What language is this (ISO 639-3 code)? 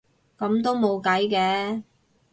yue